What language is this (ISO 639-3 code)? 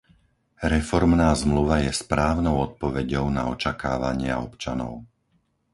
slk